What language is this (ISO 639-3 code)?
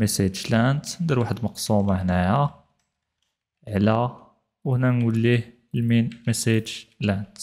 ara